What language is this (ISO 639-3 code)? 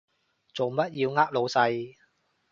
yue